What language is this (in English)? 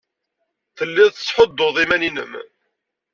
Kabyle